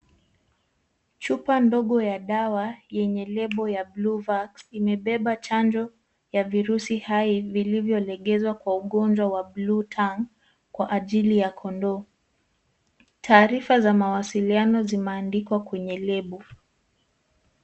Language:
Swahili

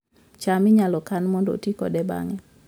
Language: Luo (Kenya and Tanzania)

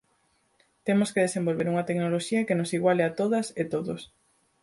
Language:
Galician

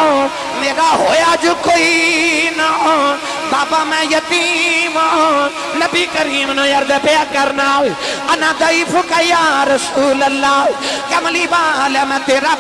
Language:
Punjabi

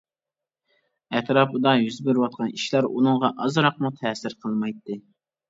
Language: Uyghur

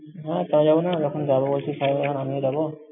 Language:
Bangla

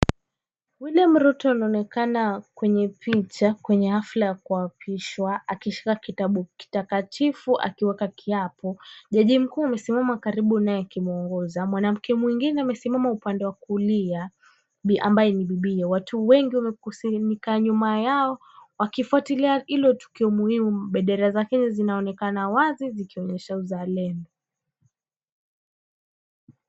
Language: Swahili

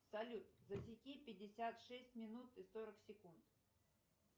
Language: Russian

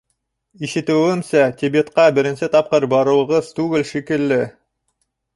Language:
Bashkir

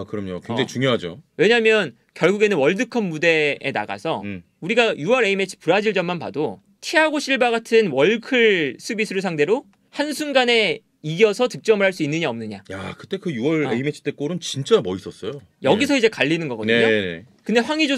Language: Korean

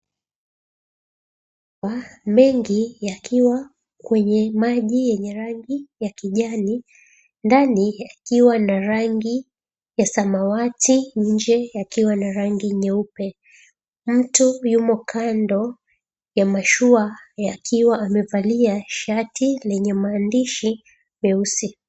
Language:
Swahili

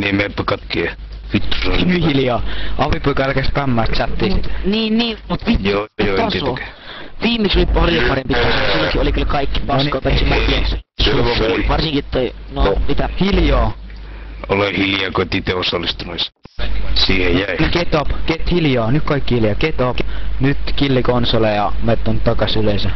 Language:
Finnish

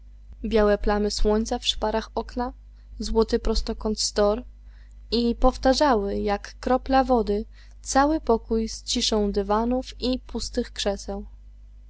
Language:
Polish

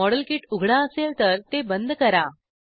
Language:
Marathi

